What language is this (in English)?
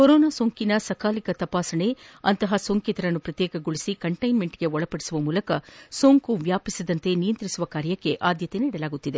Kannada